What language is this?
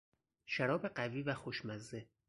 Persian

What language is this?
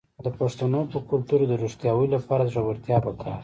Pashto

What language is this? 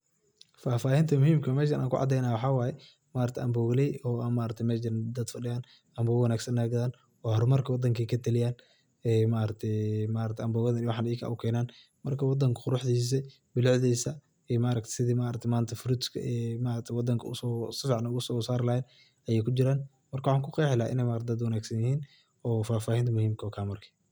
Somali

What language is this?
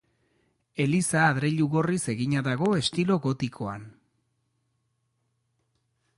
Basque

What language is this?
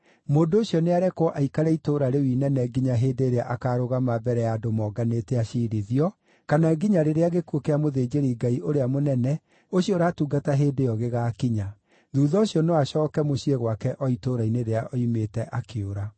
Kikuyu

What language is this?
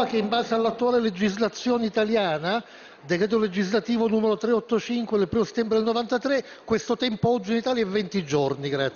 Italian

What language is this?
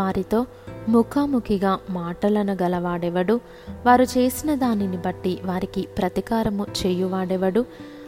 Telugu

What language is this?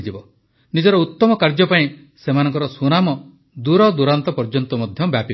Odia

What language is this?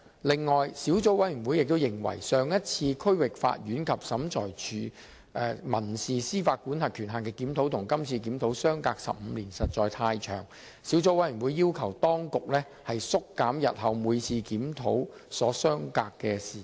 Cantonese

